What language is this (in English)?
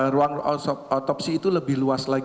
Indonesian